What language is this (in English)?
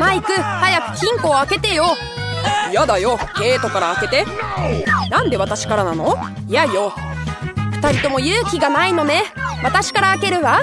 Japanese